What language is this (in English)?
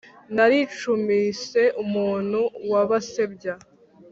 Kinyarwanda